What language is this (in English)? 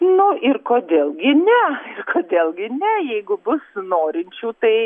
Lithuanian